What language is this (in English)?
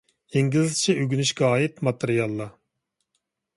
Uyghur